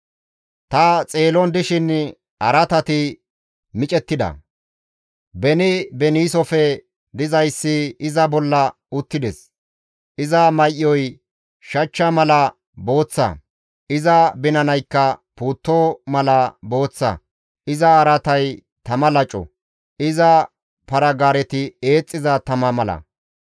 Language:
Gamo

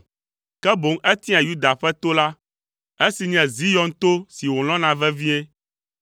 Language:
Ewe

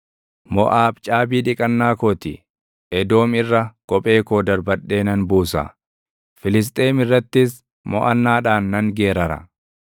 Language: Oromo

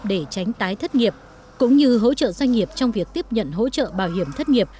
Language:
Vietnamese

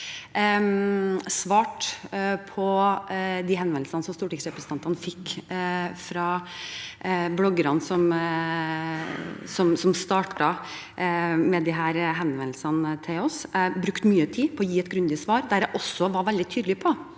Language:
Norwegian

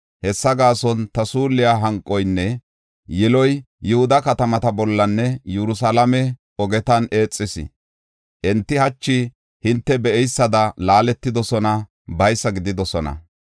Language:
Gofa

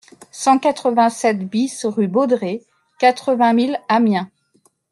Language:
French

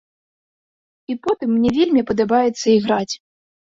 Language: Belarusian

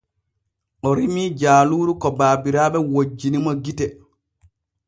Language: Borgu Fulfulde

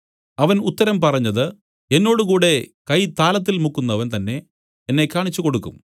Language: Malayalam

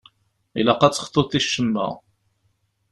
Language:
Kabyle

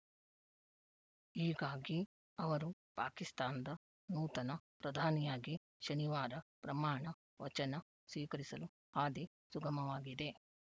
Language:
Kannada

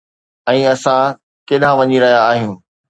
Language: Sindhi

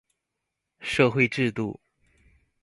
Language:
Chinese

